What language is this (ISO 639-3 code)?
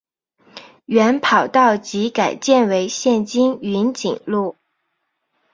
zho